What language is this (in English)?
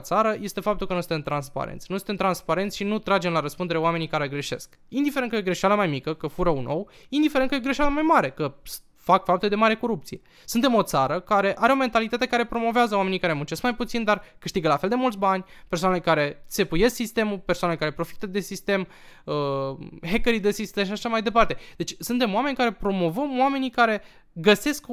Romanian